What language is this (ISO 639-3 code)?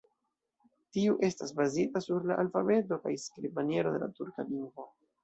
epo